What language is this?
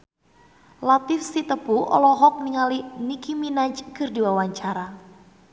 Sundanese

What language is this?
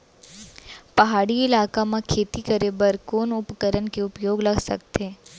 Chhattisgarhi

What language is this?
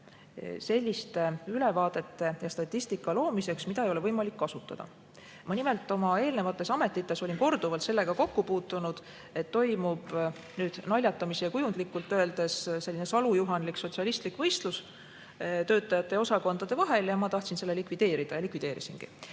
Estonian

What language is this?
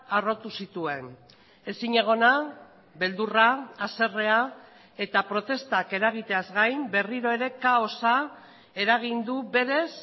Basque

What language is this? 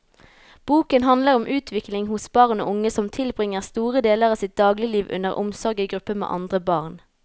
Norwegian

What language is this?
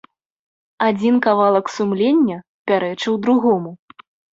Belarusian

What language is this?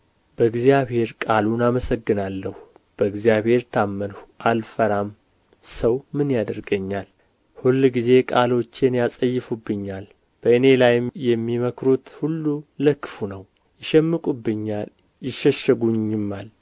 Amharic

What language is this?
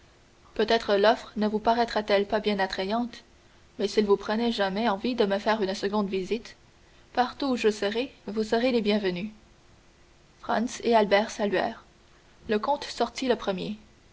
French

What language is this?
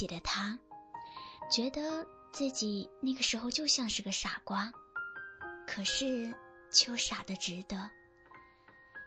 Chinese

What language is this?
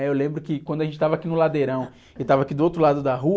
Portuguese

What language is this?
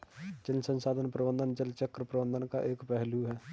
Hindi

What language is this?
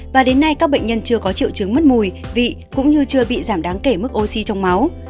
Vietnamese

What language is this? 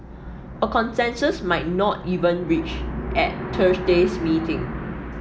English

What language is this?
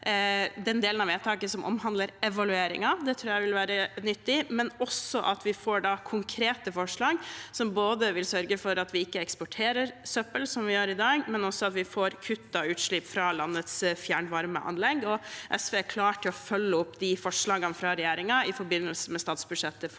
Norwegian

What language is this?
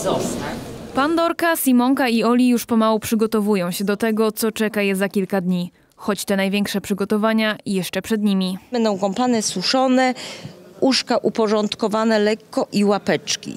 Polish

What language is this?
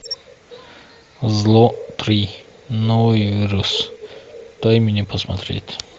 Russian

